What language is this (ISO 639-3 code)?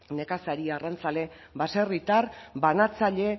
eus